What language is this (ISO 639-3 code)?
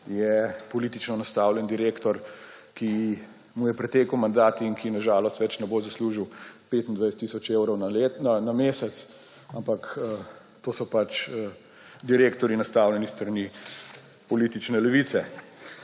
slv